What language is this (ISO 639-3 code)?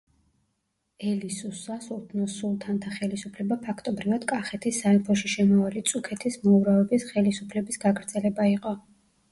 kat